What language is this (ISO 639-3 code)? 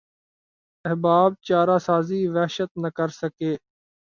urd